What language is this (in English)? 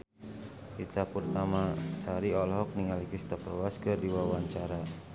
Sundanese